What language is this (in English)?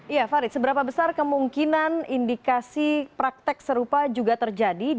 Indonesian